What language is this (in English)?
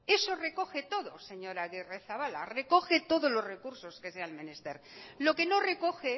Spanish